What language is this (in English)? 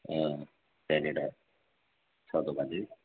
Nepali